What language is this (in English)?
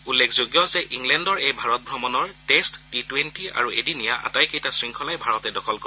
Assamese